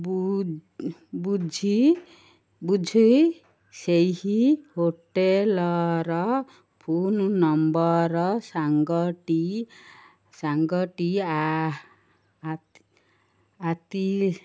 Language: Odia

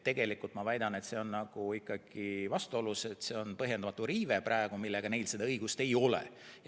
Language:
Estonian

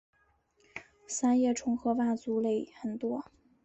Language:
Chinese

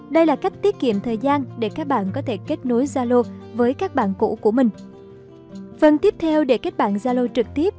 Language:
Vietnamese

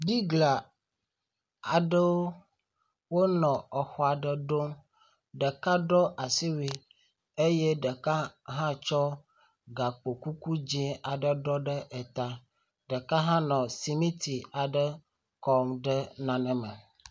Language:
Ewe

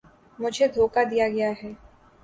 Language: Urdu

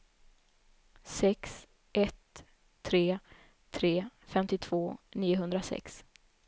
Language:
Swedish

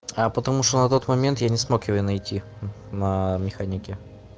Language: Russian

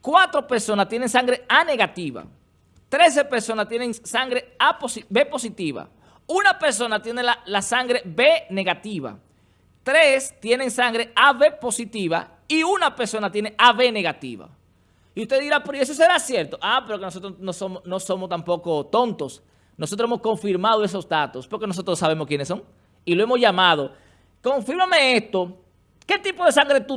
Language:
Spanish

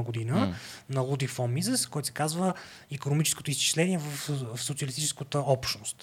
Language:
Bulgarian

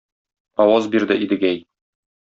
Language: Tatar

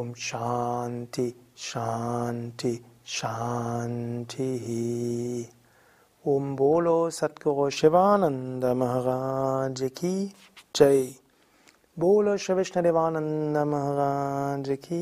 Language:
German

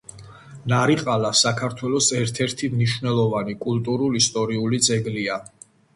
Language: Georgian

